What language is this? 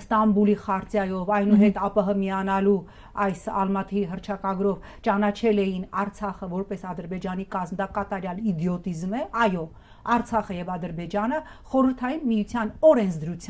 Romanian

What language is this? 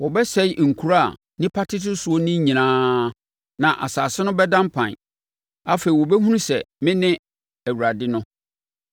Akan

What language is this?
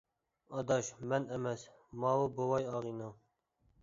Uyghur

